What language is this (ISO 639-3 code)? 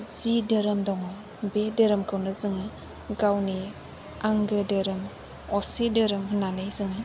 brx